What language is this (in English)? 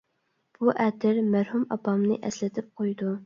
Uyghur